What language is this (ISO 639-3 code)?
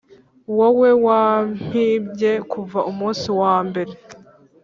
kin